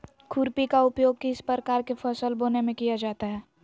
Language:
Magahi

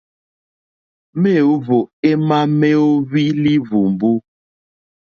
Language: Mokpwe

